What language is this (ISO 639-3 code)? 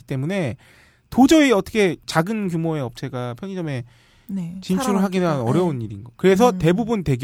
kor